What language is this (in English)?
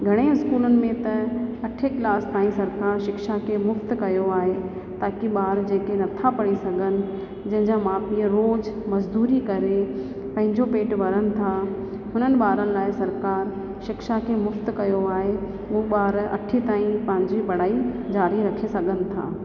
Sindhi